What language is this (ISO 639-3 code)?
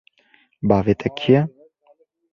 kur